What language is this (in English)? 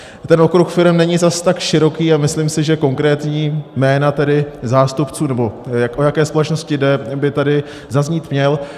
Czech